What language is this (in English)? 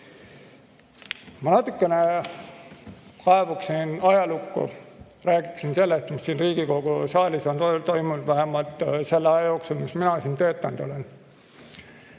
Estonian